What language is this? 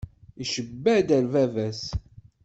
Kabyle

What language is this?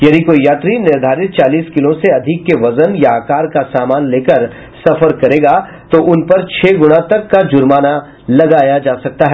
Hindi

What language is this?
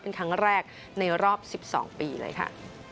Thai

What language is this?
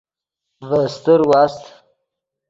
Yidgha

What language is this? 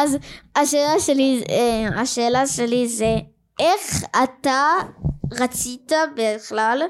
Hebrew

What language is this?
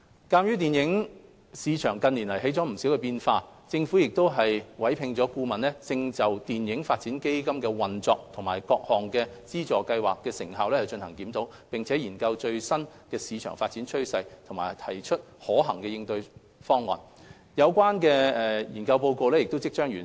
Cantonese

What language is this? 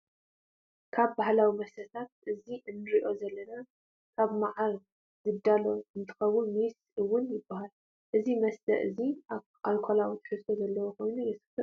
Tigrinya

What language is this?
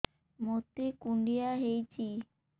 Odia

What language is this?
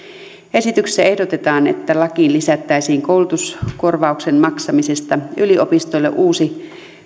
Finnish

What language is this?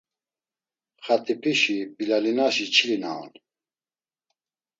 Laz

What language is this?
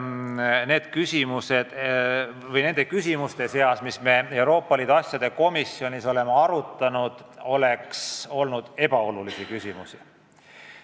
Estonian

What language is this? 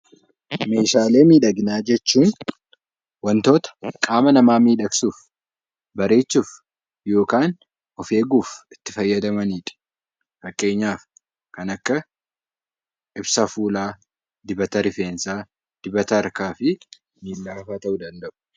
Oromo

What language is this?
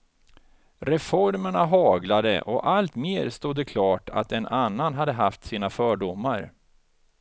Swedish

